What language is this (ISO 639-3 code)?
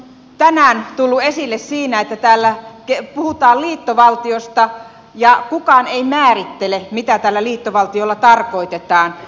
fin